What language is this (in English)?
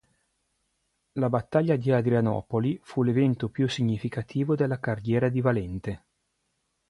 Italian